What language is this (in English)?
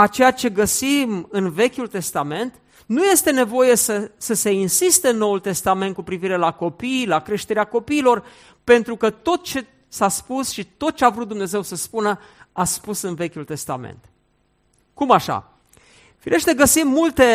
Romanian